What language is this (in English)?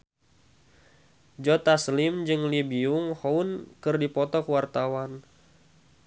Sundanese